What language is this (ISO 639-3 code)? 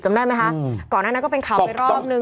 tha